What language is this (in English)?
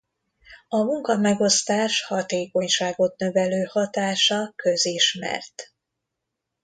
Hungarian